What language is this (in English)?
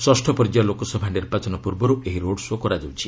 Odia